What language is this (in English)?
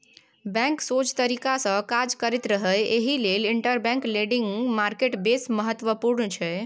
Maithili